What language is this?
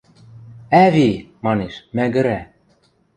Western Mari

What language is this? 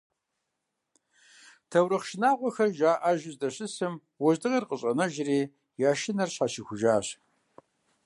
Kabardian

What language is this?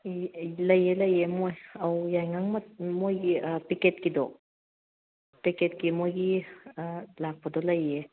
Manipuri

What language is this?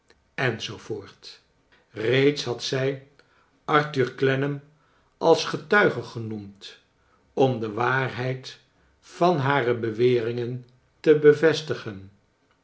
Dutch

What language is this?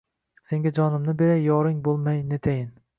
Uzbek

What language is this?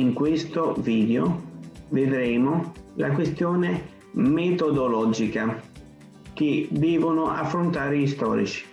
Italian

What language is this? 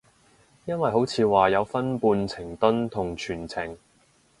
Cantonese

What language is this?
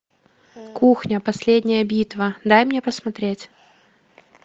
Russian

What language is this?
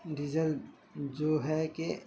Urdu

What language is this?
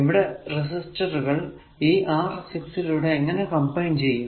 Malayalam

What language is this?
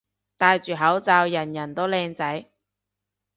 Cantonese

